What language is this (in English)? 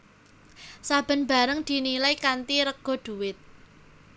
Javanese